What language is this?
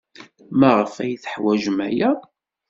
Kabyle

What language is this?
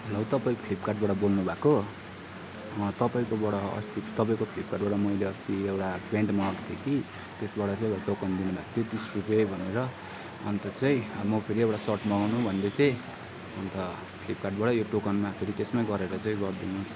Nepali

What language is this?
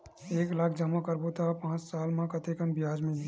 Chhattisgarhi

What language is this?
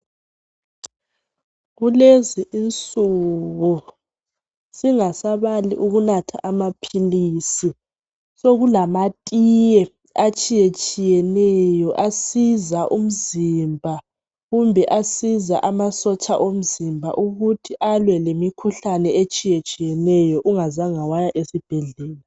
North Ndebele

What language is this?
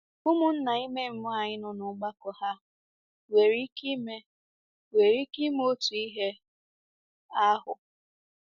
Igbo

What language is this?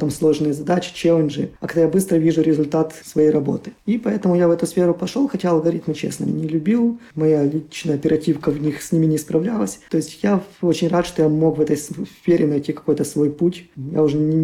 Russian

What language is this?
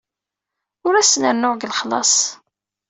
Kabyle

